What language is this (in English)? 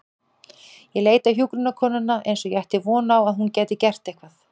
Icelandic